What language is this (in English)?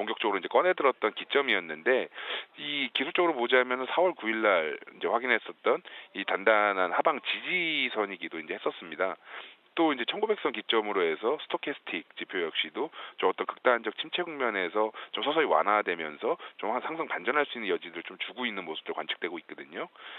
Korean